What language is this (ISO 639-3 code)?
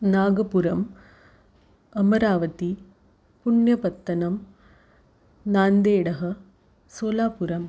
san